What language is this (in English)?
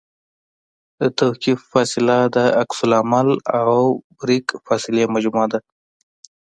Pashto